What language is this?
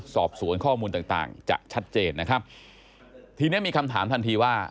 Thai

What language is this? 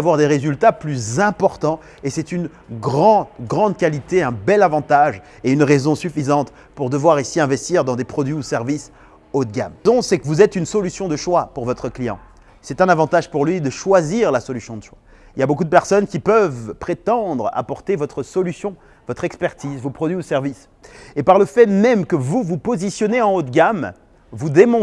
French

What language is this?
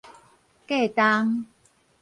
Min Nan Chinese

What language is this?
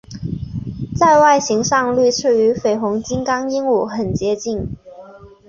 Chinese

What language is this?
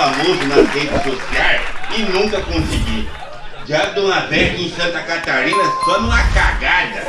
Portuguese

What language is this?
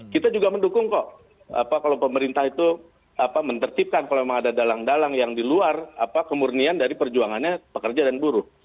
Indonesian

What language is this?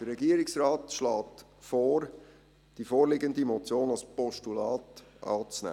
Swiss German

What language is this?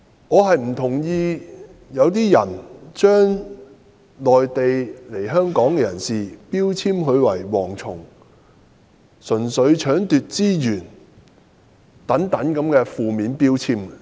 Cantonese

